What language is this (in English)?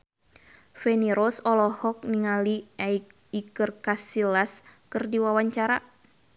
Sundanese